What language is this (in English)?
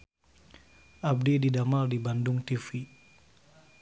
Sundanese